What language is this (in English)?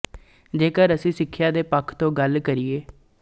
Punjabi